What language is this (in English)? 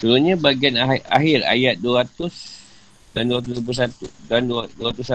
Malay